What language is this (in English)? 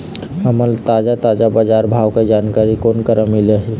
Chhattisgarhi